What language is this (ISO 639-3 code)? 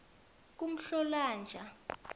nbl